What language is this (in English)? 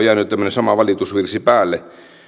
Finnish